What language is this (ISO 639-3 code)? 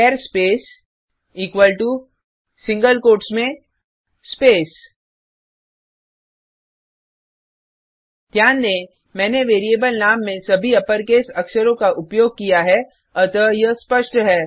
hin